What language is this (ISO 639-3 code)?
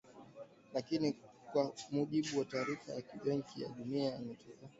swa